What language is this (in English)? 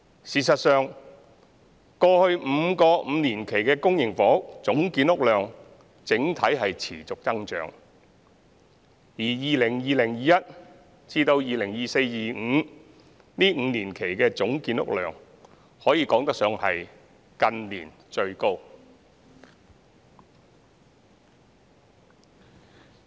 Cantonese